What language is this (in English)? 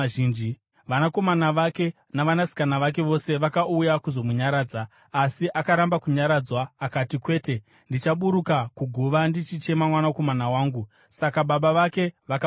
Shona